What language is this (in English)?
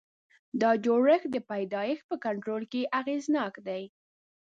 Pashto